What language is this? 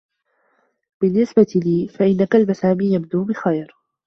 Arabic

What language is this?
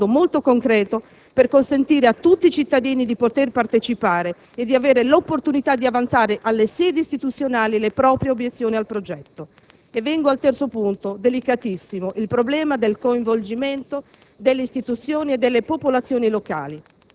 Italian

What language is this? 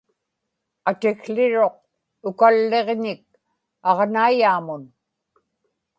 Inupiaq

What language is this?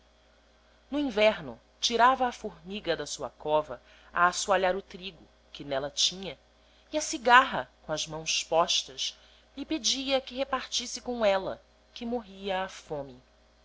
Portuguese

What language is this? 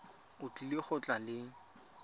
Tswana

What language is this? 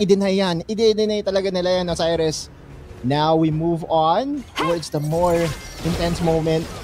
Filipino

